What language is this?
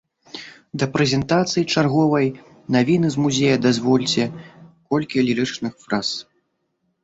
Belarusian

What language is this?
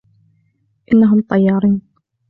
Arabic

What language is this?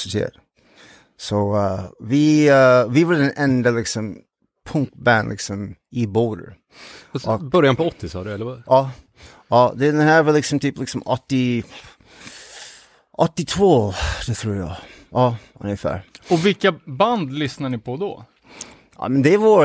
Swedish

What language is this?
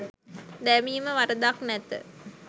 Sinhala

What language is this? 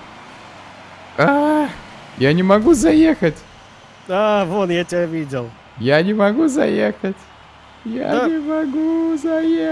Russian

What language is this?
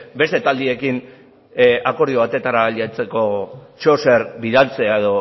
Basque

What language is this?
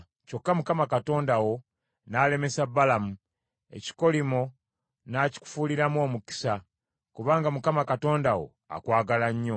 Ganda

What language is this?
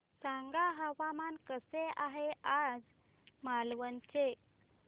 Marathi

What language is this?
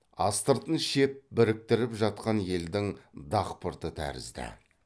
Kazakh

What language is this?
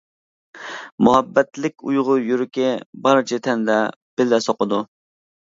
Uyghur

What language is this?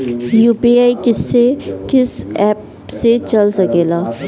Bhojpuri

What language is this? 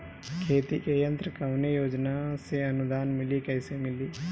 Bhojpuri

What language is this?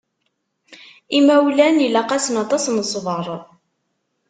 Kabyle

